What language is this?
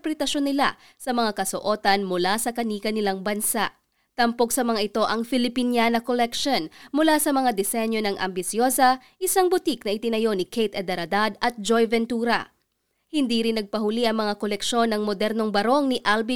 Filipino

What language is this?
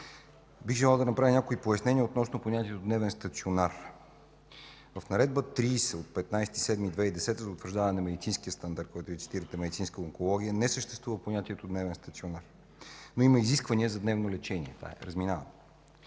Bulgarian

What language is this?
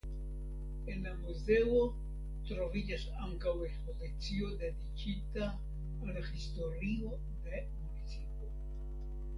Esperanto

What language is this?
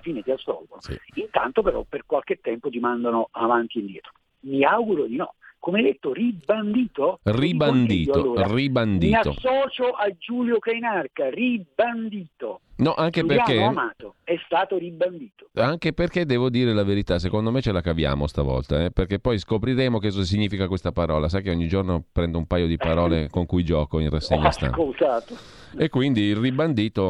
Italian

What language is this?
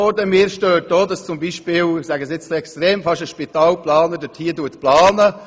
Swiss German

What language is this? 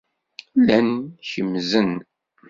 Kabyle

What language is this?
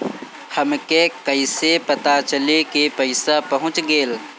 Bhojpuri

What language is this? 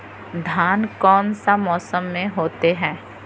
Magahi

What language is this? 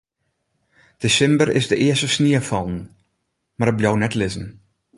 Western Frisian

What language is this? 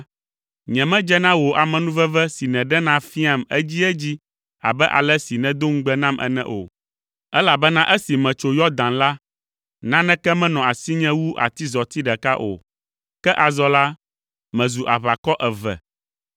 Ewe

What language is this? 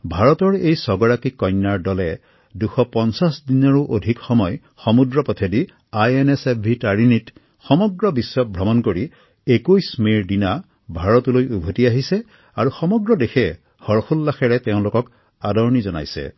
Assamese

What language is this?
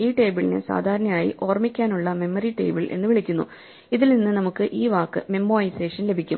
Malayalam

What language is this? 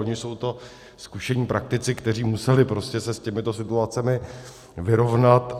Czech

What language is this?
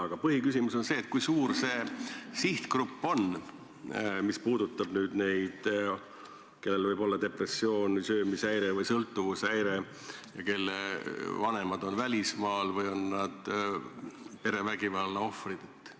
Estonian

